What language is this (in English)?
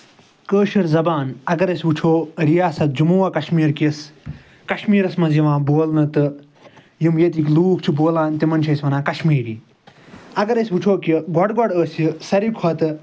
Kashmiri